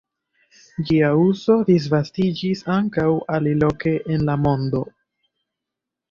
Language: Esperanto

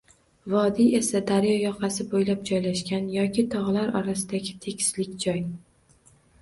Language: Uzbek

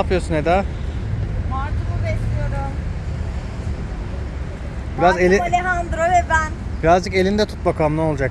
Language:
Turkish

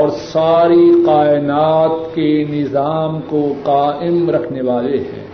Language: Urdu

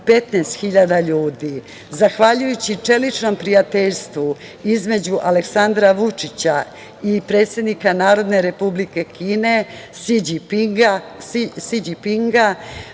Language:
Serbian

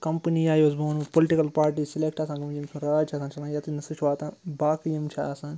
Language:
Kashmiri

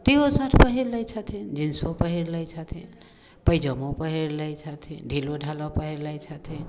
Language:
Maithili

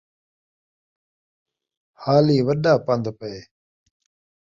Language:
Saraiki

